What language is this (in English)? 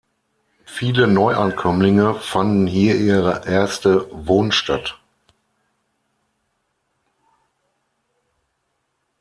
German